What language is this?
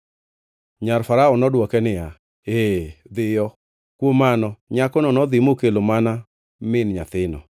Luo (Kenya and Tanzania)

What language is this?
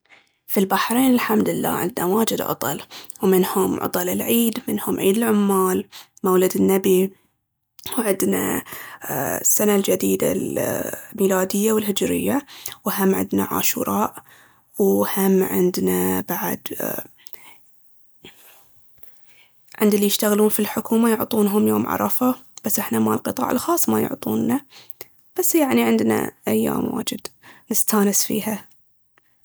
Baharna Arabic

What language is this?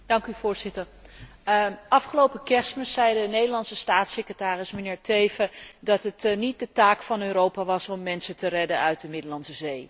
Dutch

